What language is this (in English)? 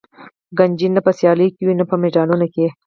Pashto